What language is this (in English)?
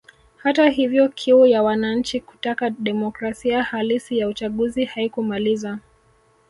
Swahili